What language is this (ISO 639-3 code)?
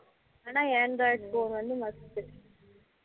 tam